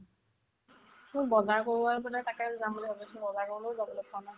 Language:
Assamese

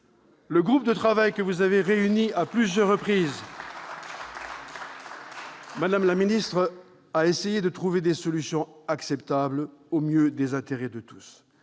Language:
French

